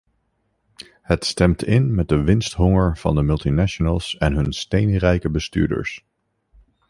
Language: Dutch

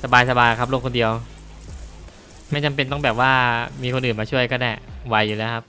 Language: Thai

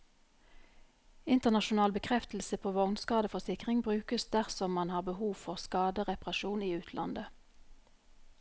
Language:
Norwegian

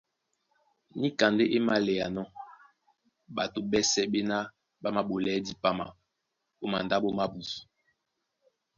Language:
Duala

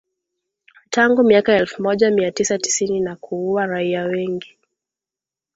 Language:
Swahili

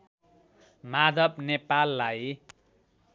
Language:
Nepali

